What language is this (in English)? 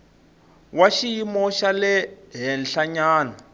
Tsonga